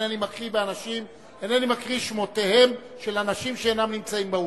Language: Hebrew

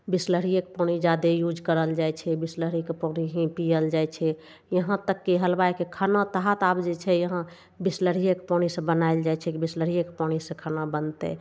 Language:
Maithili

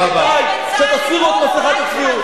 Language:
Hebrew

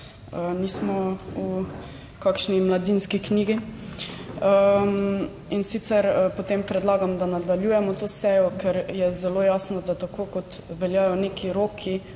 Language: Slovenian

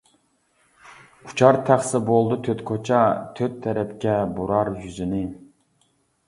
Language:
Uyghur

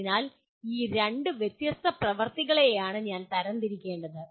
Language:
Malayalam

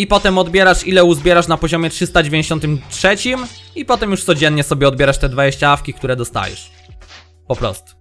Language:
Polish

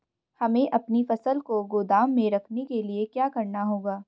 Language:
Hindi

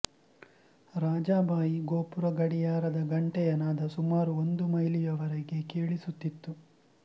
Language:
Kannada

